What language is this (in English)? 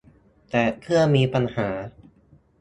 Thai